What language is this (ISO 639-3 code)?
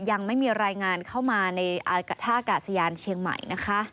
tha